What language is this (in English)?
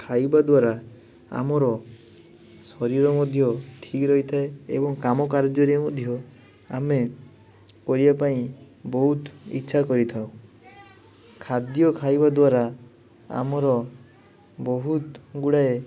Odia